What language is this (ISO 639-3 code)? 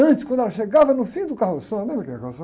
por